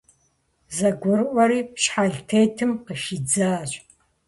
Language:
Kabardian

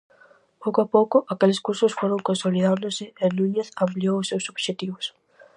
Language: Galician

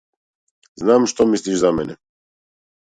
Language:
Macedonian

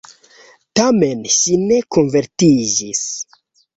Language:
Esperanto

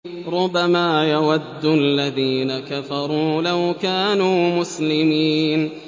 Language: Arabic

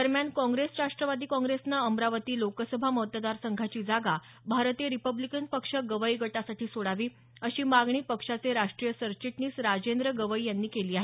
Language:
Marathi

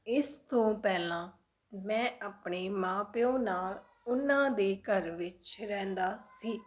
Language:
Punjabi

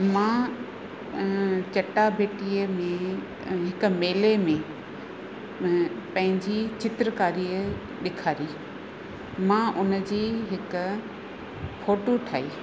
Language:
Sindhi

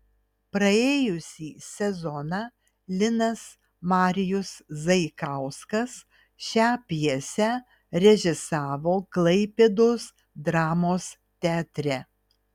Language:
Lithuanian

